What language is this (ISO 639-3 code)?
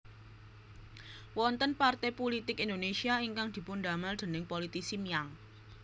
jav